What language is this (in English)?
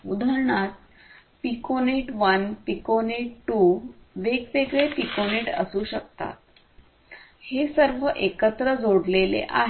Marathi